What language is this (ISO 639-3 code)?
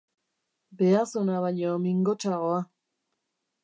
eus